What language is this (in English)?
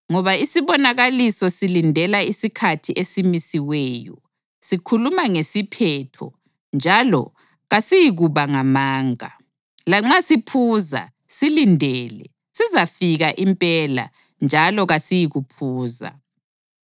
North Ndebele